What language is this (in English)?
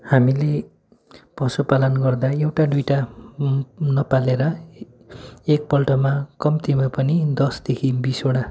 Nepali